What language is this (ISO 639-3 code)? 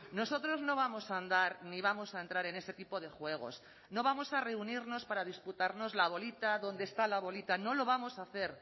spa